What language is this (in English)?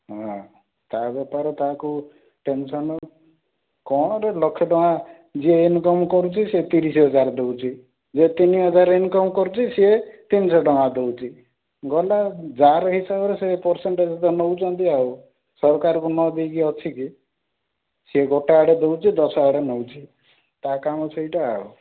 Odia